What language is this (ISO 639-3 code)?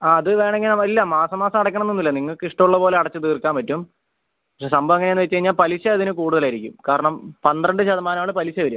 mal